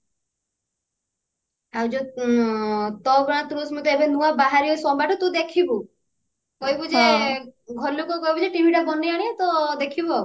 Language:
Odia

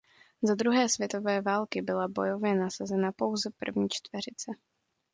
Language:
Czech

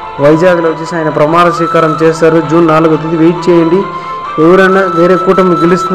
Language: Telugu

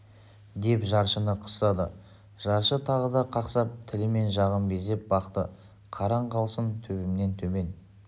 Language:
Kazakh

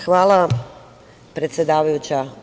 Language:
Serbian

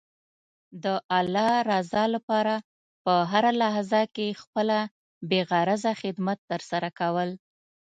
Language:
Pashto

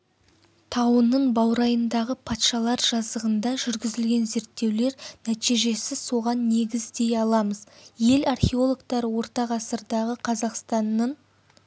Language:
Kazakh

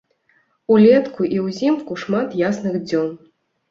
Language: Belarusian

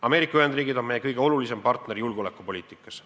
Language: Estonian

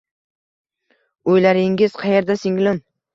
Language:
Uzbek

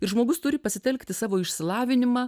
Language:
Lithuanian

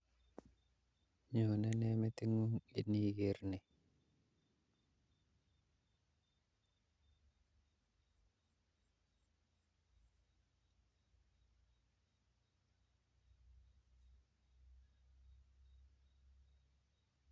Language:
Kalenjin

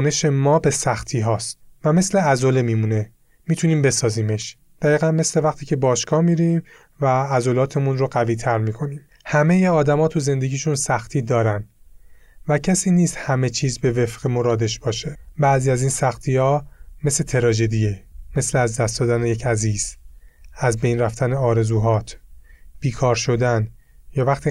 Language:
Persian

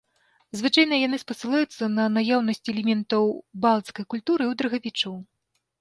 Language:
Belarusian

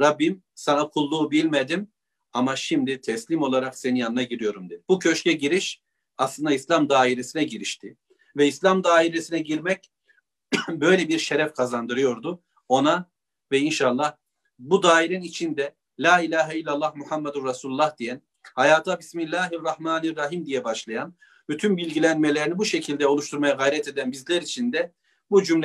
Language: Turkish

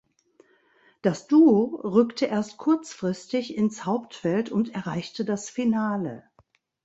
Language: German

